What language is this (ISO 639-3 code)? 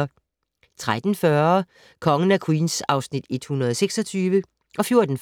dan